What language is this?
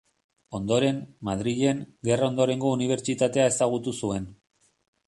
Basque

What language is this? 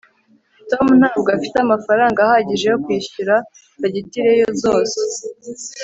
Kinyarwanda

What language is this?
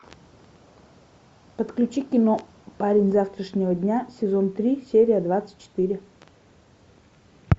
Russian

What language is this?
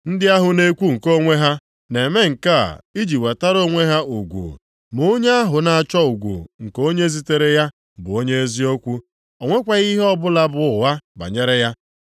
Igbo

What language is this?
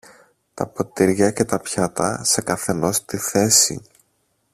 Greek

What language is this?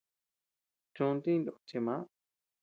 Tepeuxila Cuicatec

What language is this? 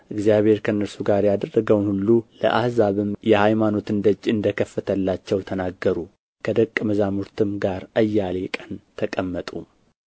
Amharic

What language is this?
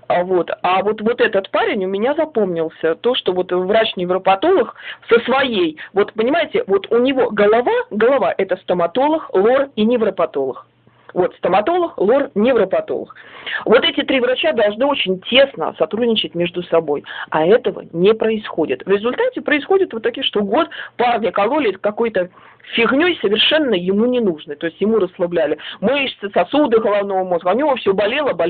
Russian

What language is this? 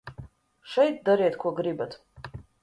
Latvian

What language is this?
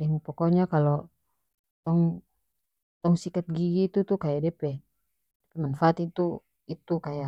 North Moluccan Malay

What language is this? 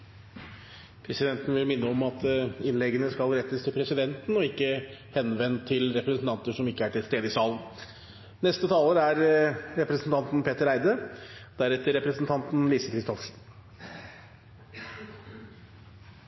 Norwegian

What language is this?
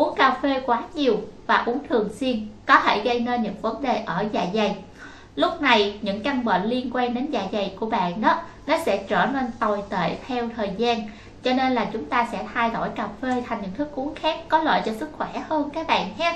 Vietnamese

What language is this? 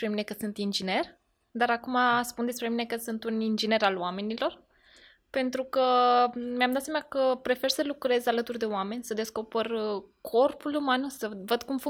Romanian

